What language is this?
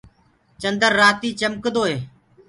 Gurgula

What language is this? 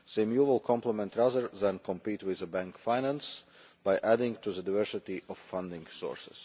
English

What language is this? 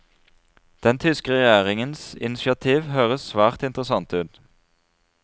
Norwegian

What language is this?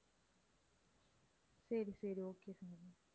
Tamil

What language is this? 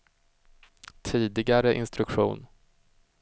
Swedish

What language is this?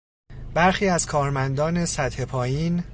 Persian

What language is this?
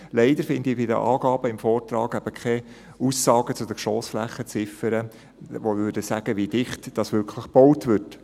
Swiss German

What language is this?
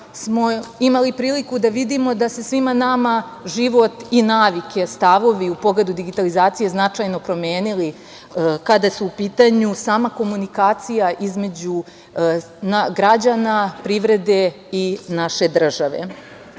Serbian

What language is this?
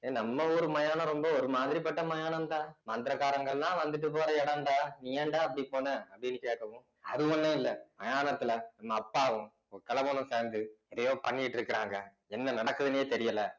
Tamil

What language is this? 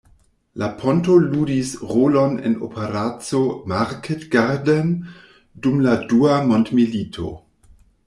Esperanto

